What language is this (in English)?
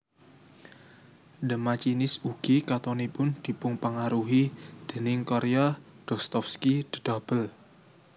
Javanese